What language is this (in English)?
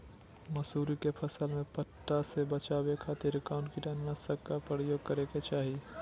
Magahi